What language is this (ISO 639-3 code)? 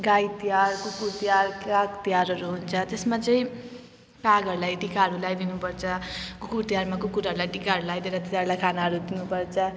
nep